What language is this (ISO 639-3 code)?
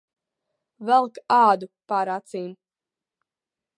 lav